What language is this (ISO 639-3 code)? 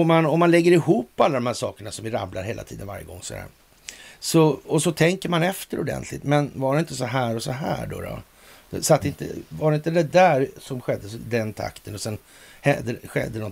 swe